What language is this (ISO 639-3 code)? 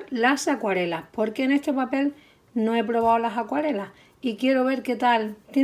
spa